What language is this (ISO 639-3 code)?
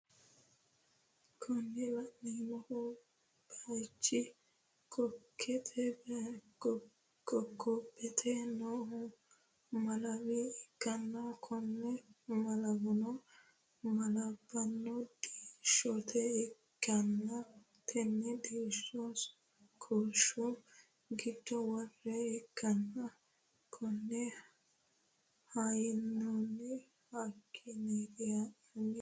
sid